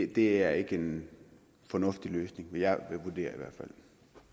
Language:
Danish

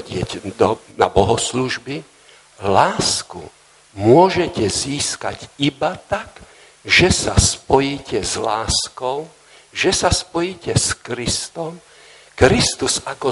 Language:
Slovak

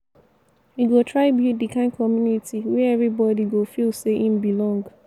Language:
Nigerian Pidgin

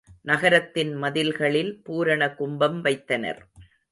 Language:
Tamil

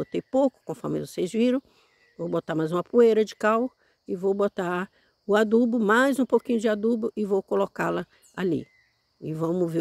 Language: Portuguese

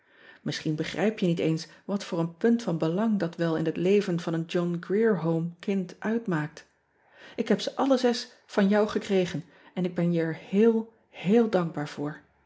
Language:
Dutch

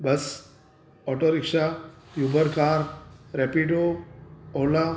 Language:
Sindhi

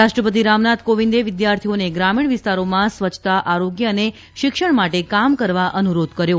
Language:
Gujarati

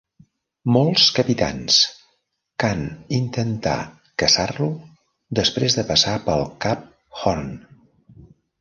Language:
Catalan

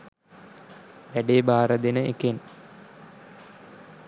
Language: Sinhala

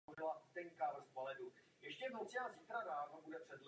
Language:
Czech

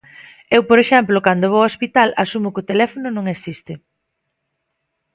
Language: Galician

